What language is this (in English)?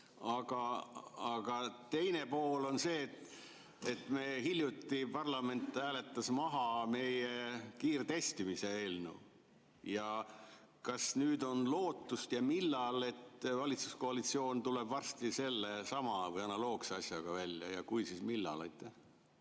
Estonian